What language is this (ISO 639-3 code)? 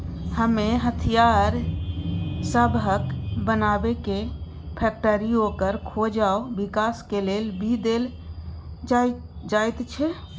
mai